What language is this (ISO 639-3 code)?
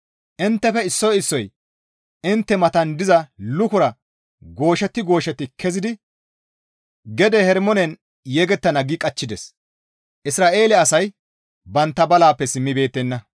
gmv